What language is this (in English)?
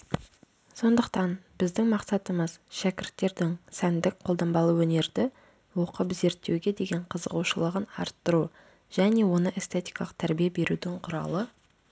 Kazakh